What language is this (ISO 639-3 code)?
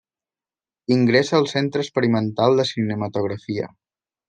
cat